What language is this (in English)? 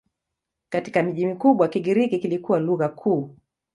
Swahili